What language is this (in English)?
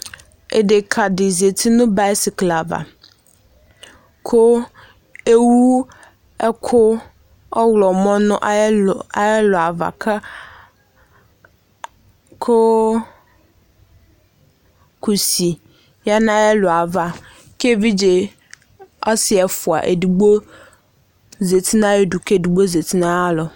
Ikposo